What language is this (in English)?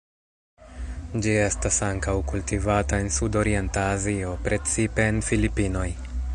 Esperanto